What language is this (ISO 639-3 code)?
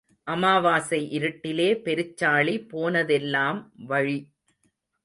tam